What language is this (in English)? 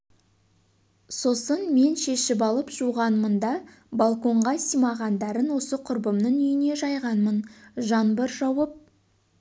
Kazakh